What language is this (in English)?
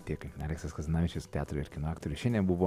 Lithuanian